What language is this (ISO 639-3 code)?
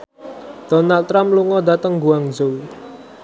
jav